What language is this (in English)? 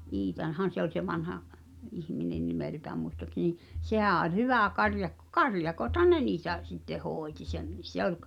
Finnish